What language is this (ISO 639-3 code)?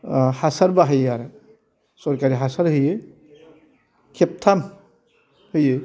brx